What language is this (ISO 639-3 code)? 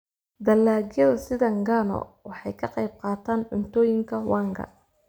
som